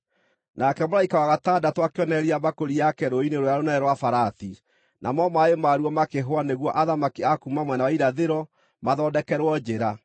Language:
Kikuyu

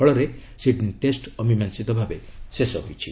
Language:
Odia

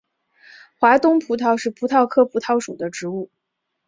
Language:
Chinese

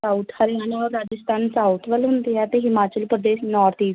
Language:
Punjabi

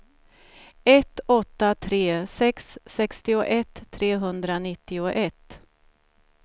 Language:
Swedish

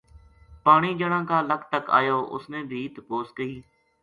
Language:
Gujari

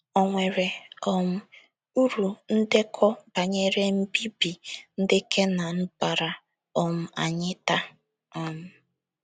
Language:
Igbo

